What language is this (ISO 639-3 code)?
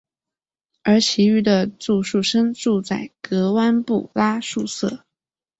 zho